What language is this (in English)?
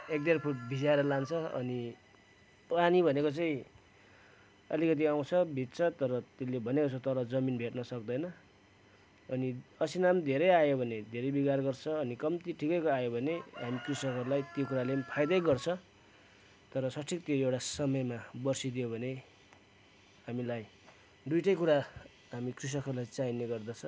Nepali